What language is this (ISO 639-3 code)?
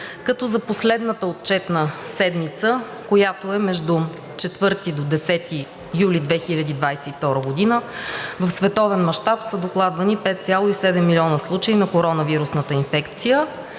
bul